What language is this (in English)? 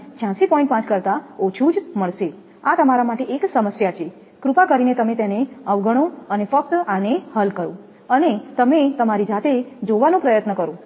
Gujarati